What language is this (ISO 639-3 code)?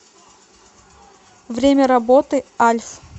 rus